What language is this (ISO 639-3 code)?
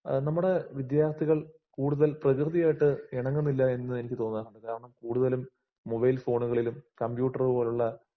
mal